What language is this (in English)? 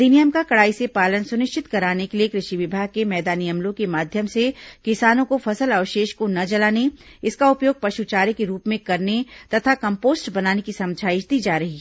Hindi